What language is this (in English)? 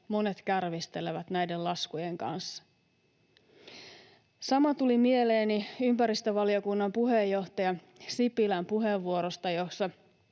Finnish